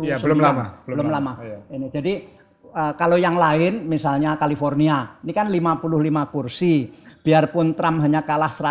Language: Indonesian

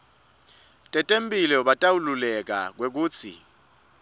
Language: Swati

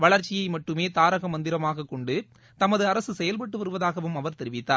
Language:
Tamil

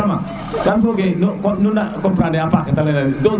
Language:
Serer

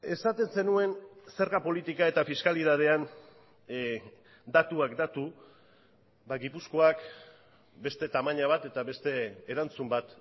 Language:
Basque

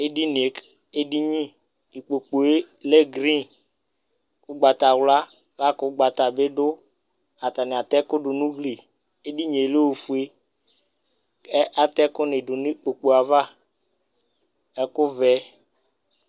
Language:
Ikposo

